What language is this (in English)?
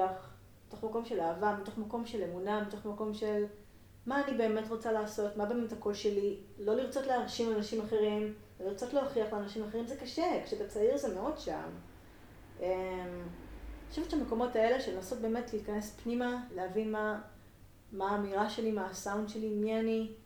Hebrew